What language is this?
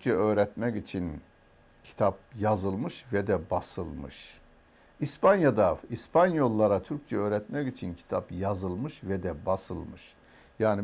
Turkish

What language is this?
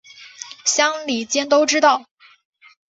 Chinese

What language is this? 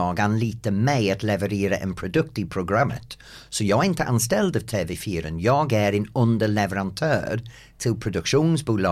Swedish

